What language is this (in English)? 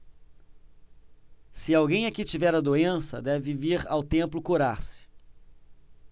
Portuguese